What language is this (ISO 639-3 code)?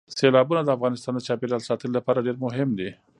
pus